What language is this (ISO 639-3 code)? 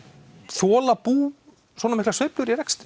isl